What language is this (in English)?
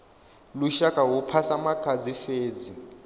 Venda